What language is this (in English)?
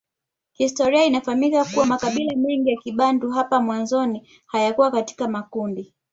Swahili